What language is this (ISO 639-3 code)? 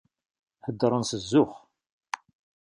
kab